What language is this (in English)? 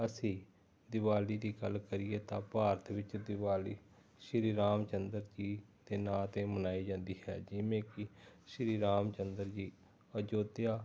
Punjabi